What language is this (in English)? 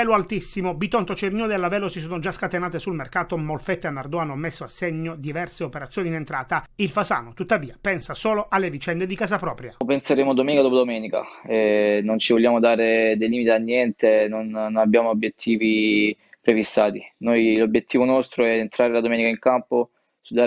Italian